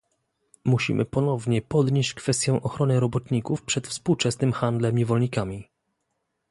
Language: Polish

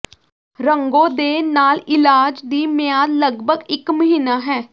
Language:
Punjabi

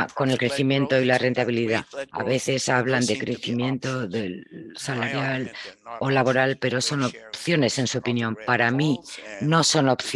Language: Spanish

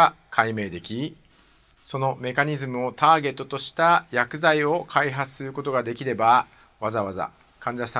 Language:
Japanese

